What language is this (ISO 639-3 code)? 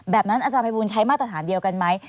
tha